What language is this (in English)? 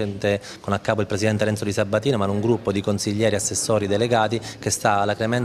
Italian